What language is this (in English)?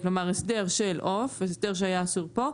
Hebrew